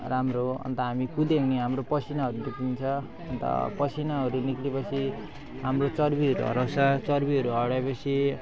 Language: Nepali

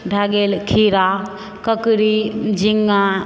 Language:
Maithili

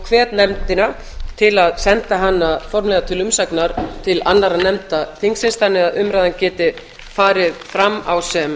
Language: Icelandic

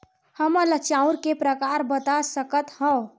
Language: Chhattisgarhi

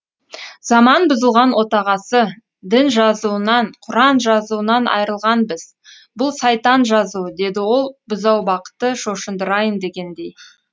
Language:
Kazakh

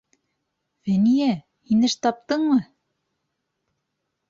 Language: Bashkir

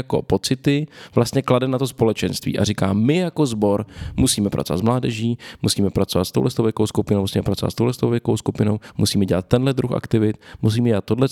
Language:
Czech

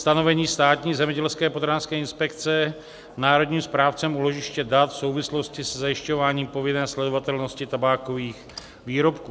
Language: Czech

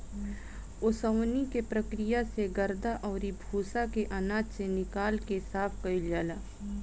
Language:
Bhojpuri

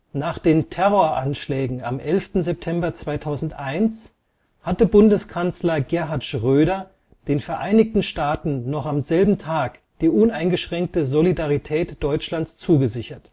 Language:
German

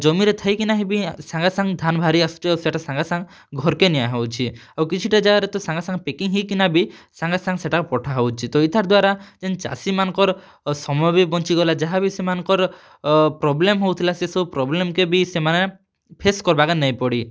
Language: Odia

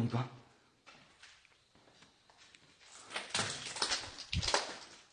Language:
Korean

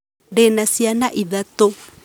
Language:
Kikuyu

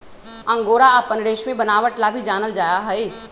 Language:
Magahi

